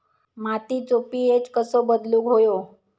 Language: Marathi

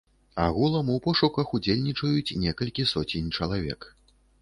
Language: Belarusian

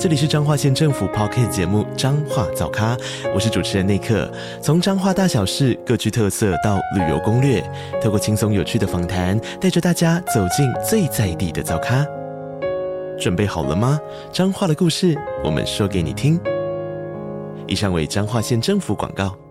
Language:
Chinese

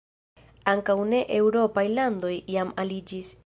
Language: Esperanto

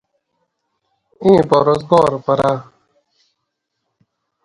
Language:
Gawri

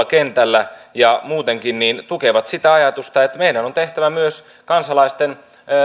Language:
Finnish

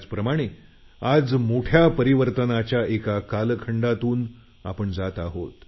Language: Marathi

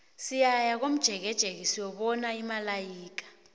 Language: South Ndebele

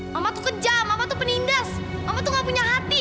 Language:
Indonesian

